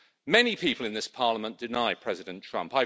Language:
English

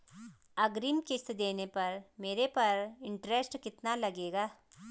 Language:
Hindi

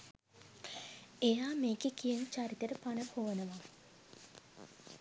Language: Sinhala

